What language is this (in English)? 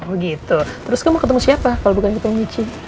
Indonesian